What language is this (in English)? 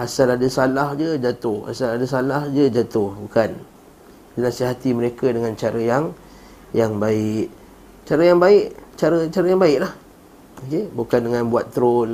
Malay